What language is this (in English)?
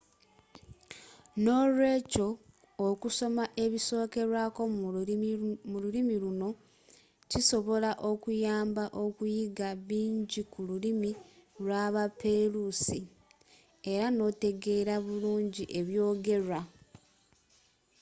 Ganda